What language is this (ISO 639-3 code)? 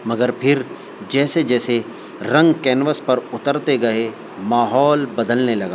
urd